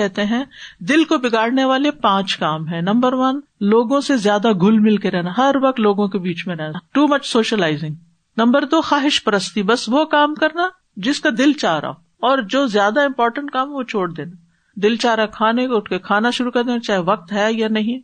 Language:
Urdu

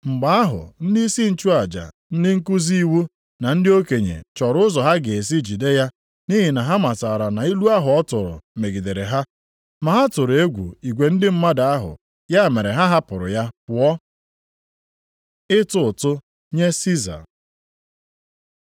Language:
Igbo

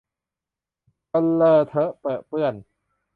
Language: Thai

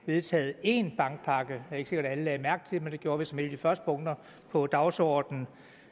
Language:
Danish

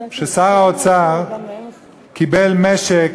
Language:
Hebrew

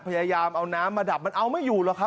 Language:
Thai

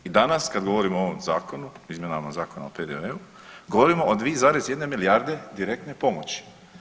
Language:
Croatian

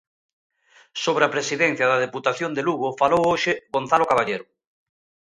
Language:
Galician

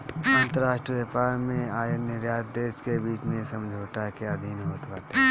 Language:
Bhojpuri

